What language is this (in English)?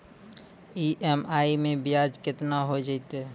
Maithili